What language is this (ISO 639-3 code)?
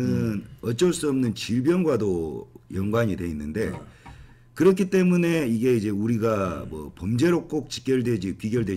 kor